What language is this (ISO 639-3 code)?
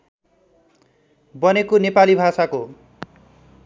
nep